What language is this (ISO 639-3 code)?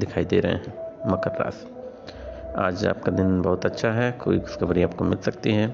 hin